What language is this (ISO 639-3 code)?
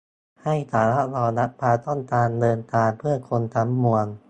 tha